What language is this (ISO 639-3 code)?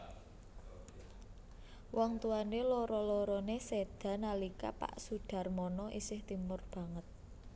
jav